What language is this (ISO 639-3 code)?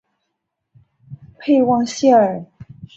zho